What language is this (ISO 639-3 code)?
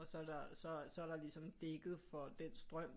dan